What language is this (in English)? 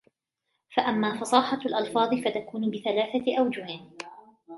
Arabic